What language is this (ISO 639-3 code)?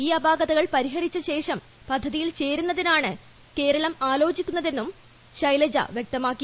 mal